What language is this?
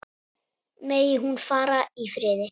Icelandic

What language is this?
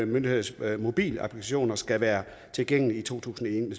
Danish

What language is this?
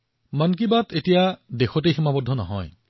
Assamese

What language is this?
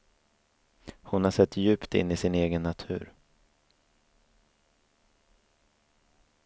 Swedish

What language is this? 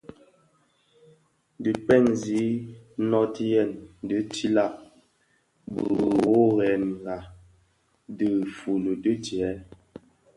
Bafia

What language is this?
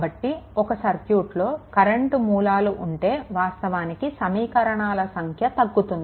Telugu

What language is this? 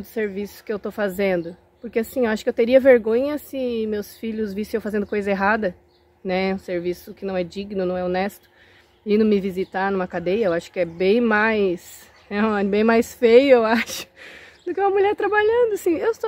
Portuguese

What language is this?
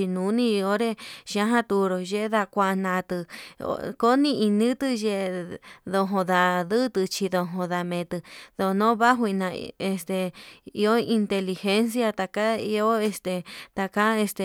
Yutanduchi Mixtec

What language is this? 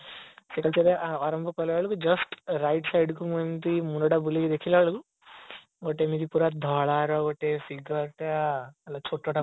Odia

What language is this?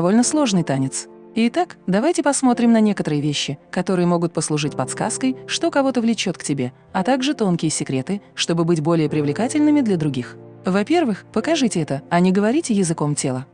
Russian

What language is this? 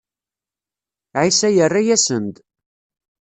Kabyle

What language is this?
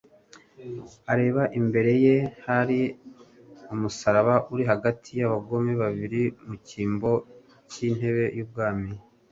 Kinyarwanda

